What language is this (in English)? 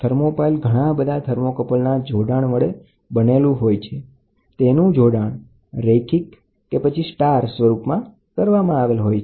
Gujarati